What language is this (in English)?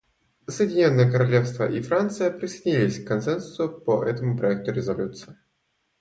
Russian